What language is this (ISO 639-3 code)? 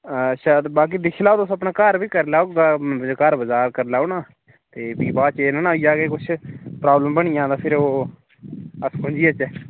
doi